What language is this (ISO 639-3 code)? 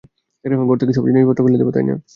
ben